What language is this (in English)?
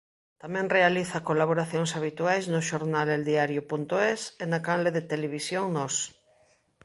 Galician